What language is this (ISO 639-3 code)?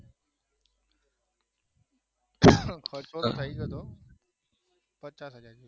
guj